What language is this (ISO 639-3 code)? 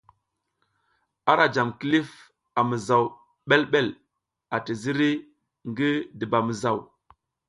giz